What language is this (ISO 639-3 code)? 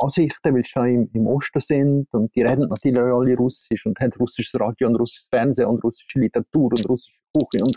deu